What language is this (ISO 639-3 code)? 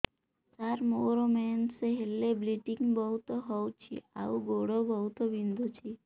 ori